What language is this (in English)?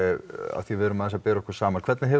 Icelandic